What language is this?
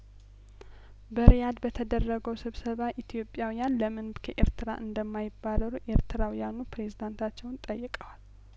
Amharic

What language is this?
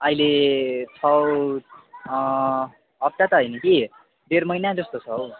Nepali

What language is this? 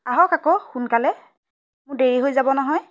Assamese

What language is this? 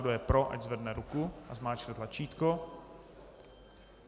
Czech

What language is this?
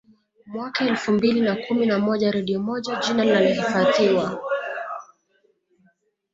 Swahili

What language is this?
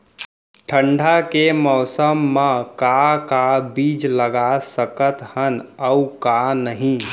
Chhattisgarhi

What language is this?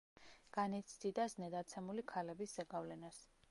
Georgian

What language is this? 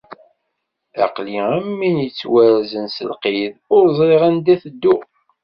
Kabyle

